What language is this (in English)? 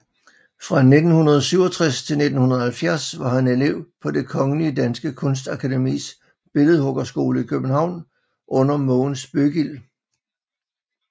Danish